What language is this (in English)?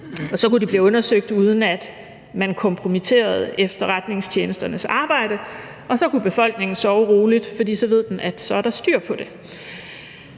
Danish